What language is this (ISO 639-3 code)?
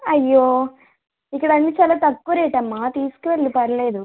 tel